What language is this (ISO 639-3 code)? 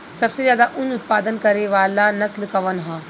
bho